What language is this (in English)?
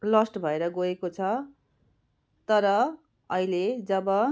Nepali